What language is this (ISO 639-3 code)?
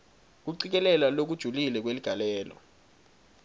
ssw